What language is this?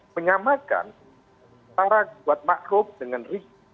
Indonesian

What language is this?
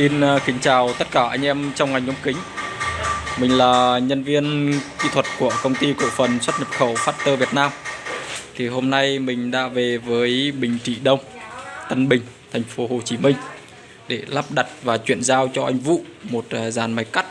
Vietnamese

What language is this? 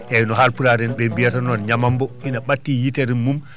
Fula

